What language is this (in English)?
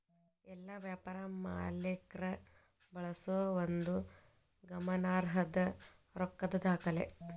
Kannada